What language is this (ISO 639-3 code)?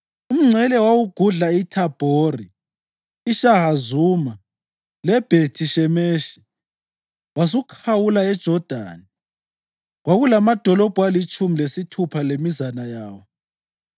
nde